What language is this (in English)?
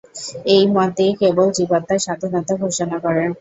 Bangla